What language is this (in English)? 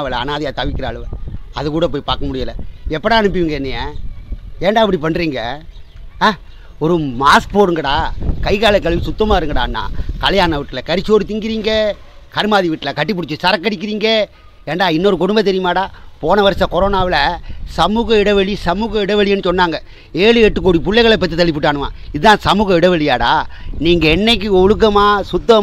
Indonesian